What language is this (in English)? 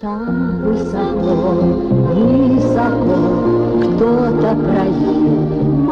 Russian